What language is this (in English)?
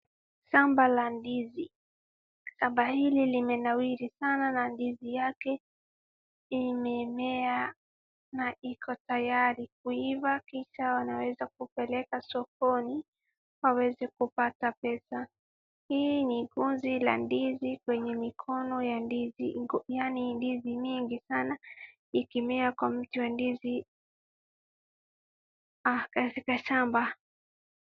Swahili